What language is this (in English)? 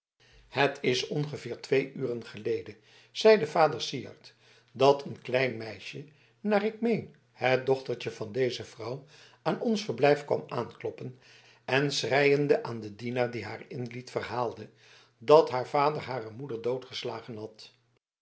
Dutch